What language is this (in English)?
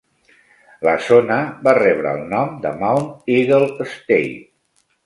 Catalan